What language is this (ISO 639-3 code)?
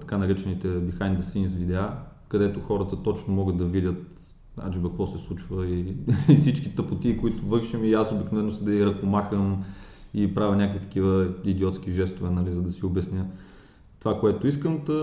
bul